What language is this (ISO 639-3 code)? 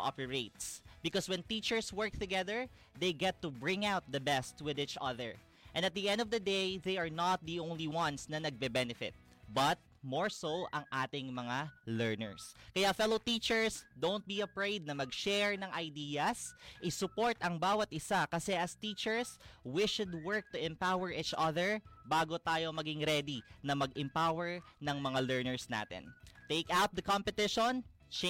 fil